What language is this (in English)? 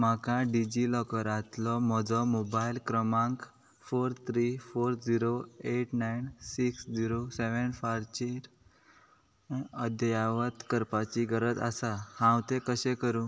Konkani